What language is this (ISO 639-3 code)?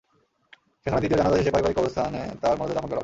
ben